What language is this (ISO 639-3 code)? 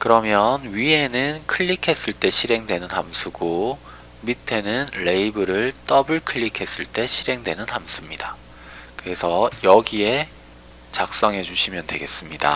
kor